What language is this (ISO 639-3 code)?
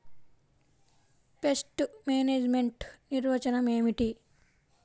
tel